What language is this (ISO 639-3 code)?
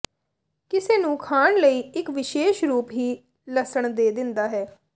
pan